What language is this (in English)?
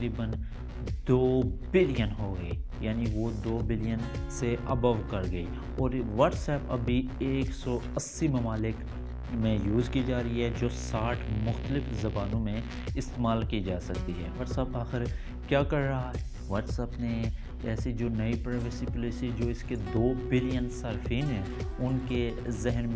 Hindi